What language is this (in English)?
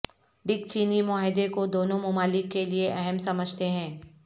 Urdu